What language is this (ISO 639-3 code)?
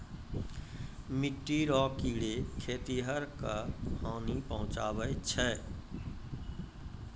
mai